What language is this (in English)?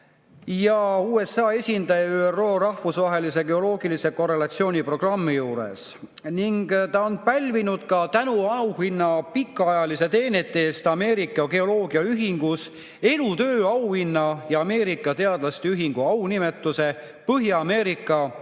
Estonian